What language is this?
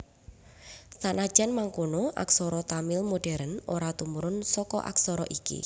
Javanese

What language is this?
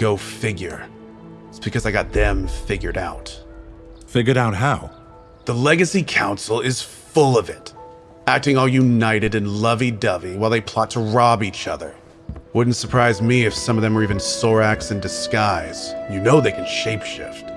English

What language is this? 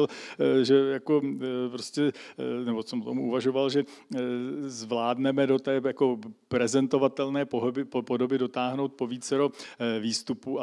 Czech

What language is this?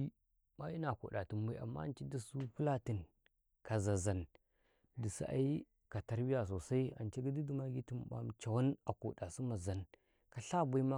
Karekare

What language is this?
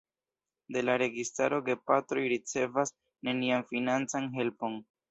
Esperanto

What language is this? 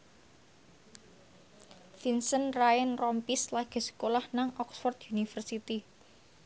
Javanese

